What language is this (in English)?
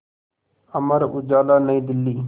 Hindi